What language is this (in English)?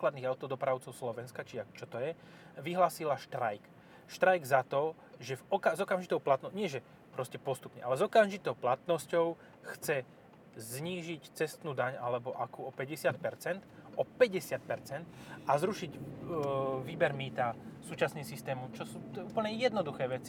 Slovak